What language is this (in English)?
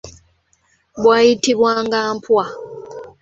Ganda